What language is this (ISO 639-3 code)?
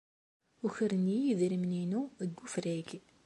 kab